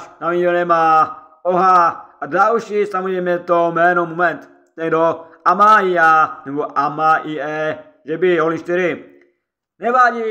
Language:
Czech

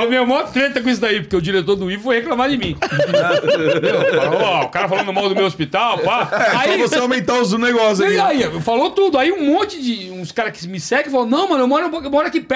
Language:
Portuguese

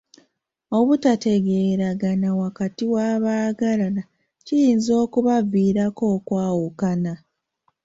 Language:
Ganda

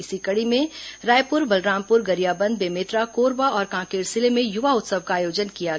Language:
Hindi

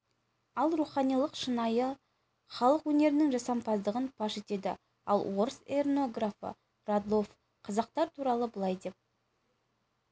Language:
Kazakh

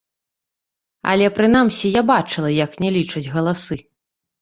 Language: Belarusian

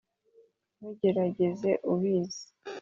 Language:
Kinyarwanda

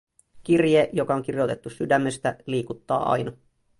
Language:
Finnish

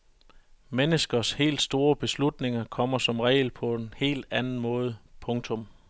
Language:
Danish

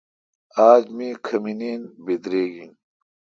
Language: Kalkoti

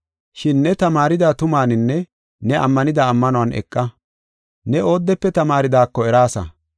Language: Gofa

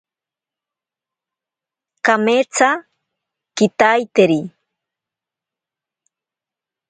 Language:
Ashéninka Perené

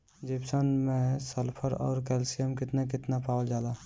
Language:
Bhojpuri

